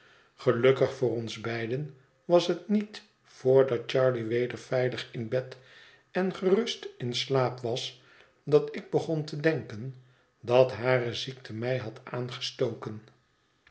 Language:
Dutch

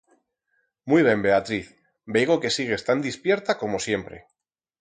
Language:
Aragonese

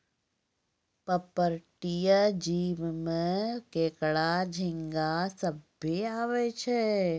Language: Maithili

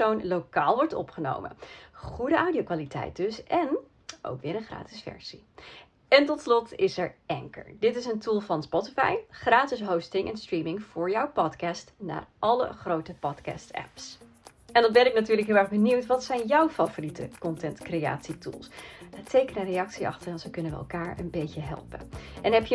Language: Dutch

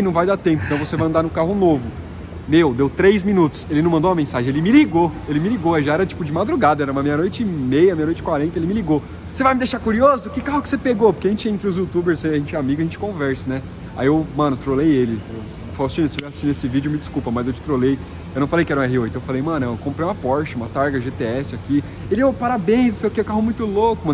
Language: Portuguese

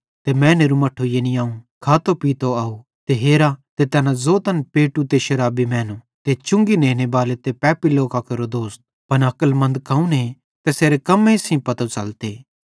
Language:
Bhadrawahi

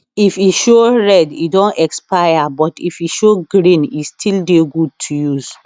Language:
Nigerian Pidgin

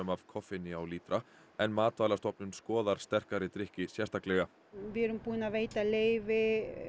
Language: Icelandic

